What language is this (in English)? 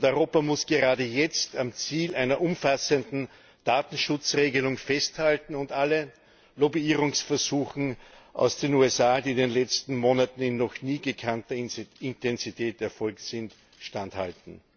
German